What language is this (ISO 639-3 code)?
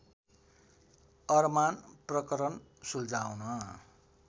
nep